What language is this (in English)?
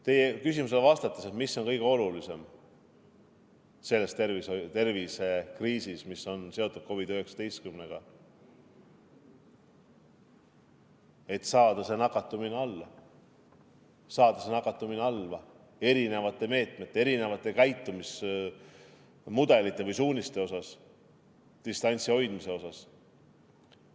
Estonian